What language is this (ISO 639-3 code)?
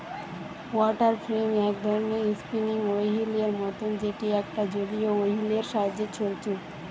ben